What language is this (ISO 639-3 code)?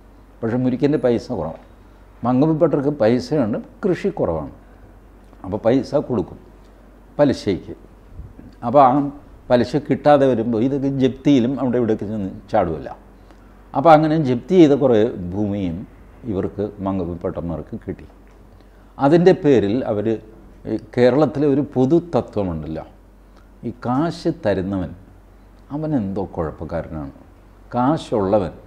mal